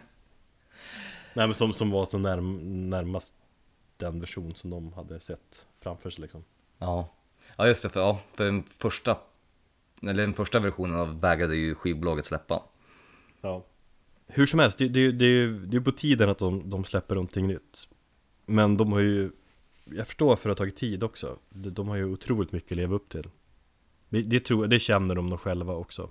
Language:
Swedish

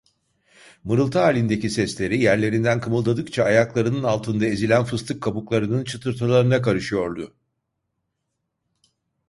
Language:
Turkish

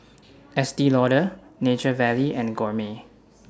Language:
English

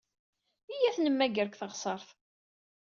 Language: Kabyle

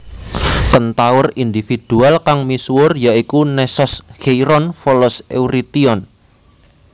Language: Javanese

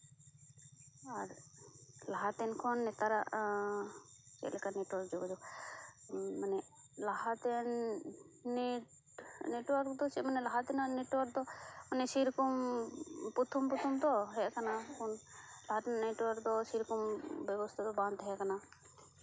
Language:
Santali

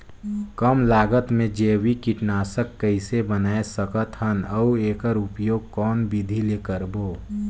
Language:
Chhattisgarhi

